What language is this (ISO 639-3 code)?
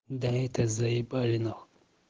rus